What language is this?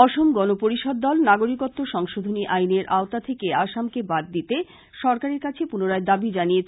Bangla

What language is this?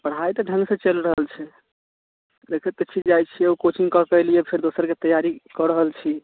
Maithili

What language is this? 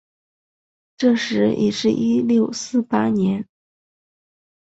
Chinese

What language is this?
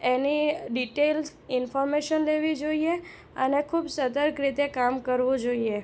Gujarati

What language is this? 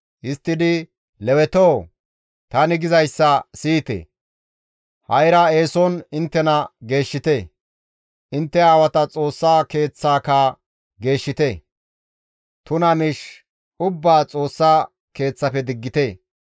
Gamo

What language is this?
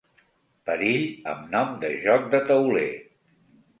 Catalan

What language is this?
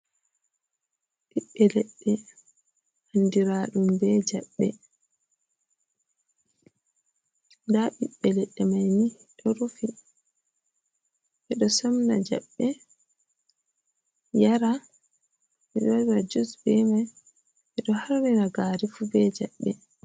Fula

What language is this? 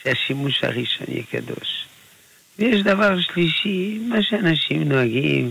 Hebrew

